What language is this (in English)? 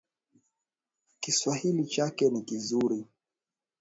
Swahili